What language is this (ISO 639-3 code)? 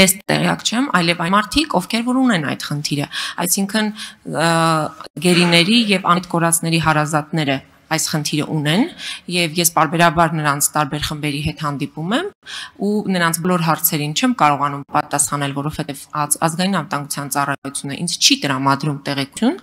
ron